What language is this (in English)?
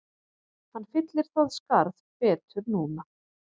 Icelandic